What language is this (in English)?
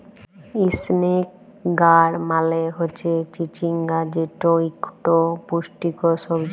Bangla